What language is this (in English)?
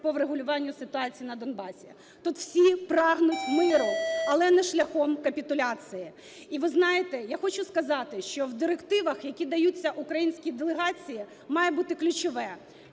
Ukrainian